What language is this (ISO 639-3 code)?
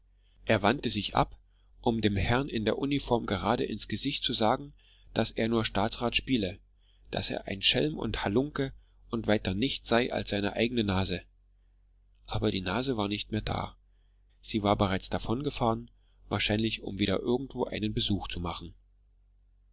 deu